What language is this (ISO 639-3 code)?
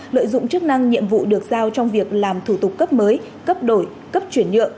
vie